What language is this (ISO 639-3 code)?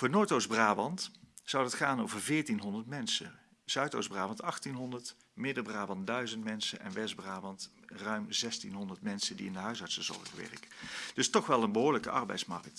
nld